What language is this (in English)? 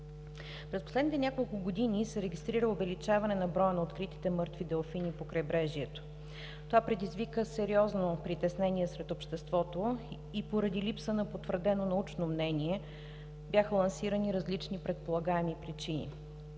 Bulgarian